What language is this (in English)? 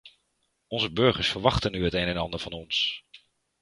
Dutch